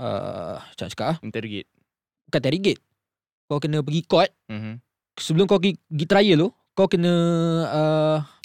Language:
Malay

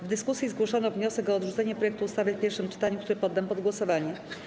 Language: Polish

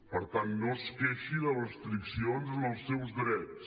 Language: Catalan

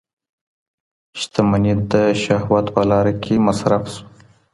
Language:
Pashto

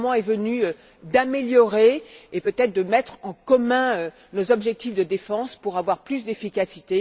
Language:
French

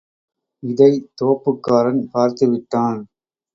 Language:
Tamil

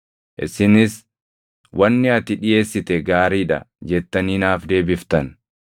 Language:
Oromo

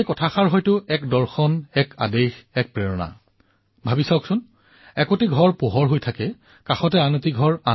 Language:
Assamese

